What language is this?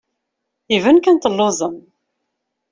Kabyle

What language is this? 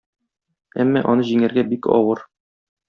Tatar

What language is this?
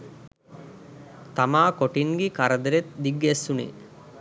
Sinhala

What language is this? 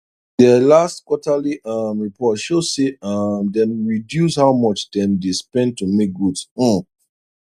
Nigerian Pidgin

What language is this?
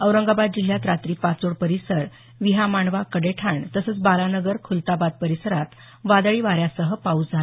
Marathi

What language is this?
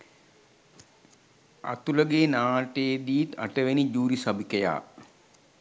Sinhala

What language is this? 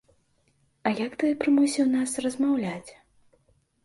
Belarusian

